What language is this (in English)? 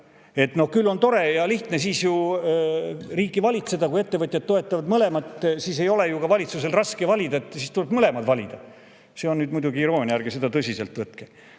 Estonian